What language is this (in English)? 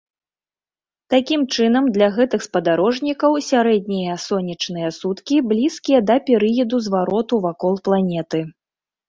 Belarusian